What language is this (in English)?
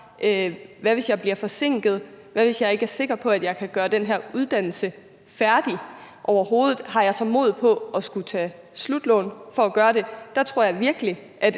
Danish